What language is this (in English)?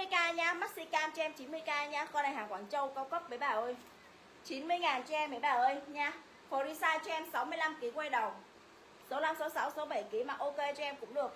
Vietnamese